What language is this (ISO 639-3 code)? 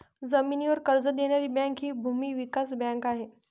mar